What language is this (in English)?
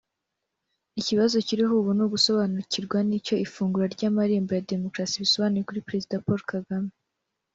Kinyarwanda